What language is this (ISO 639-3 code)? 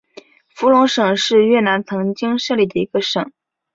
zho